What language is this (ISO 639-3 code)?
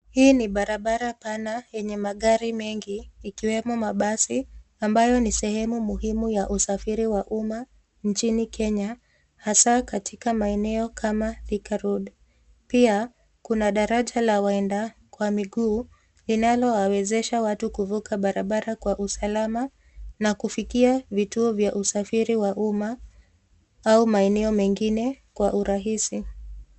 swa